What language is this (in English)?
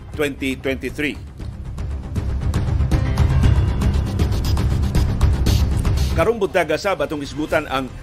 Filipino